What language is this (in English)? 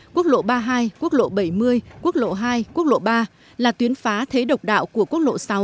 Vietnamese